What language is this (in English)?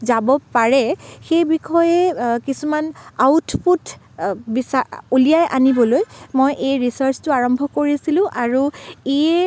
Assamese